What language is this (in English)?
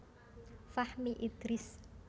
Javanese